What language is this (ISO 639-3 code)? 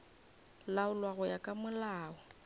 nso